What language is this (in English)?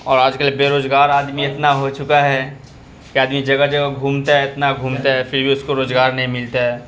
Urdu